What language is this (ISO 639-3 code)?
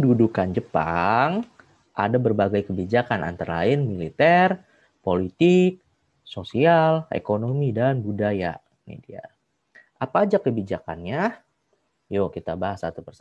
ind